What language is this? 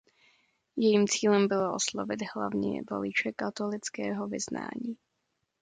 Czech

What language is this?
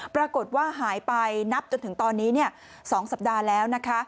Thai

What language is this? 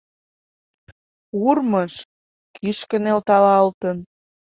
Mari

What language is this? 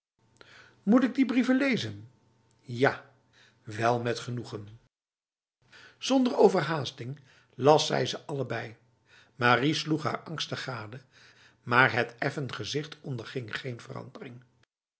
Dutch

